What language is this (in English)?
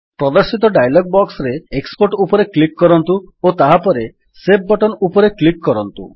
Odia